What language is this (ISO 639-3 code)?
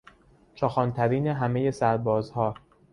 fas